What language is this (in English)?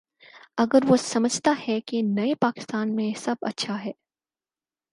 Urdu